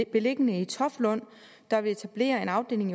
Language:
Danish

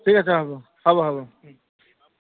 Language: Assamese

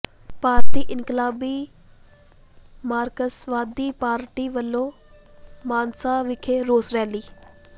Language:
Punjabi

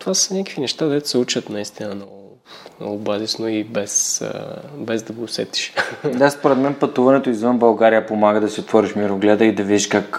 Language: Bulgarian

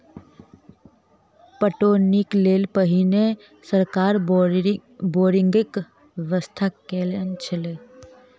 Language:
Maithili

